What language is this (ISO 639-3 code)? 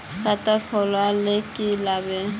mag